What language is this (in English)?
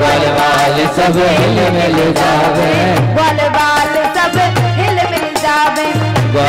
Hindi